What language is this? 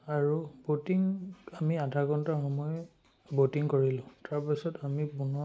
Assamese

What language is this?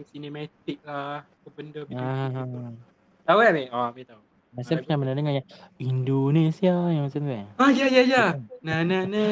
Malay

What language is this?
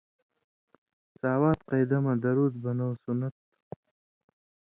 Indus Kohistani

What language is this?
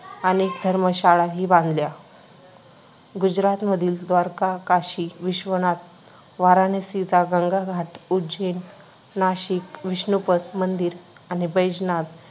Marathi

